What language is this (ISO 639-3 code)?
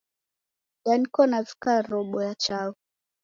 dav